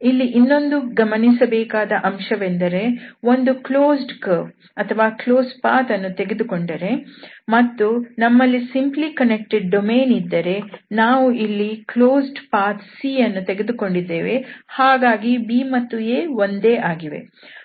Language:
Kannada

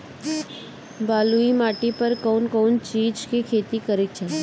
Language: Bhojpuri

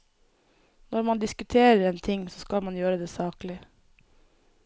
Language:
Norwegian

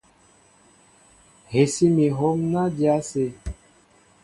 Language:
Mbo (Cameroon)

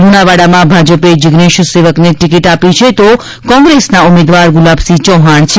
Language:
Gujarati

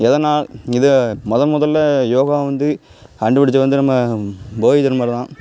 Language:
Tamil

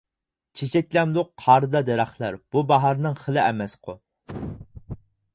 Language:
Uyghur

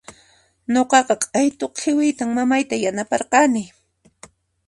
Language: Puno Quechua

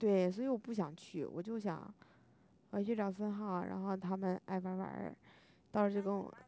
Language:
Chinese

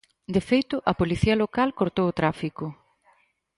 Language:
Galician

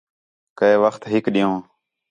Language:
Khetrani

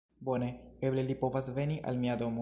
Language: Esperanto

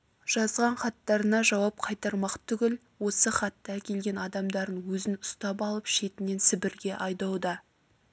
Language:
Kazakh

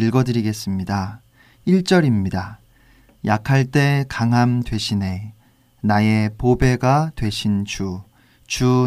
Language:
Korean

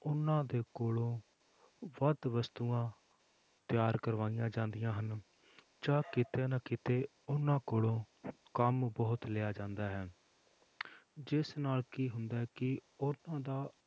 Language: Punjabi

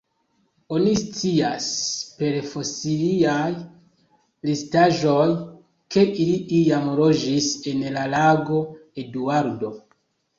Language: Esperanto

